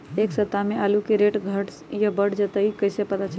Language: Magahi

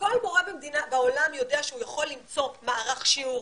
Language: Hebrew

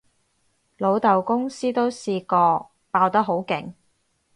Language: Cantonese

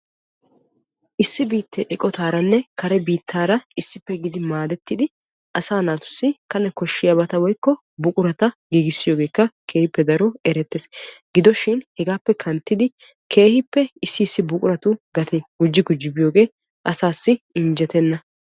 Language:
Wolaytta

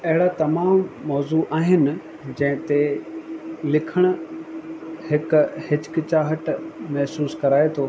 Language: Sindhi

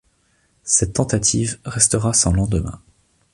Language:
French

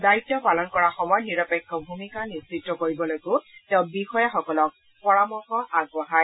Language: Assamese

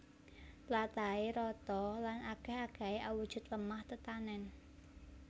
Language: Javanese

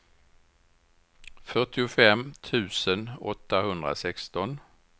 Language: Swedish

